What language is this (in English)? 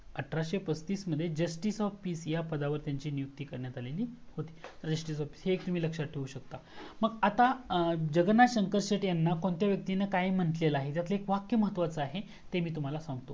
Marathi